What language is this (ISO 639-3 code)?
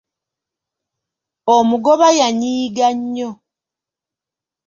lug